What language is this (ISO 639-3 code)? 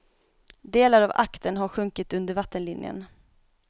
swe